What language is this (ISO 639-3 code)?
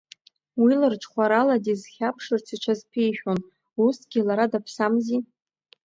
abk